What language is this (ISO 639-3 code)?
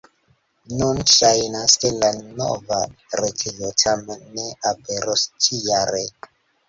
epo